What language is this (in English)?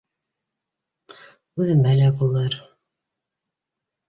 Bashkir